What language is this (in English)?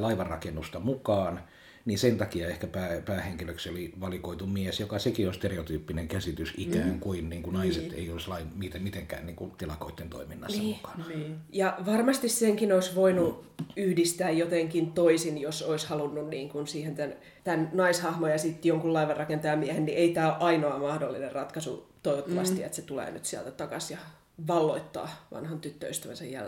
Finnish